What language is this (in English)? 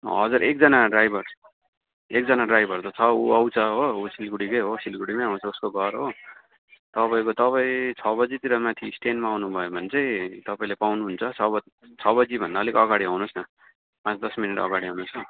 Nepali